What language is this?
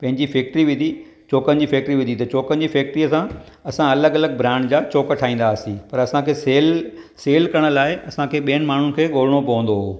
Sindhi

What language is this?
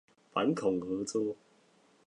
Chinese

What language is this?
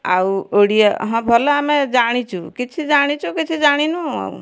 Odia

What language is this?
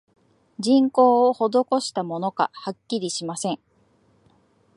Japanese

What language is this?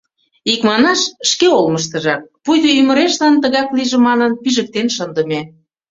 Mari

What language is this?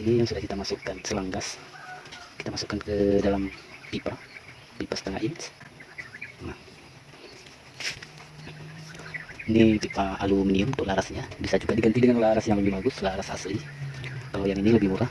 Indonesian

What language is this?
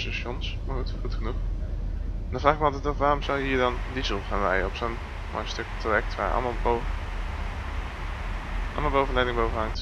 Dutch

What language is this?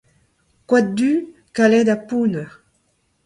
Breton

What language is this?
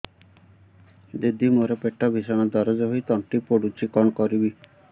Odia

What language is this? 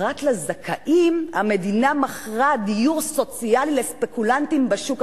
Hebrew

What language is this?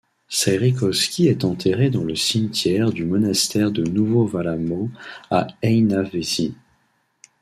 French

